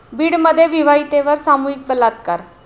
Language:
Marathi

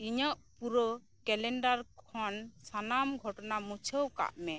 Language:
Santali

